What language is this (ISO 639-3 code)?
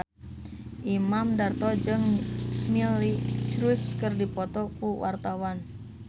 sun